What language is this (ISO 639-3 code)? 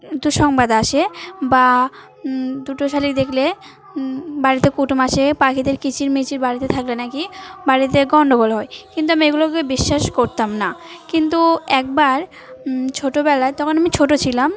ben